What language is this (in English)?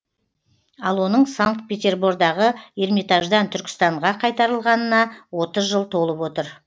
Kazakh